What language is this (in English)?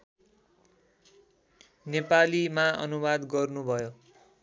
Nepali